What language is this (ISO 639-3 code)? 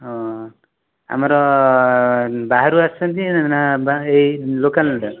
ori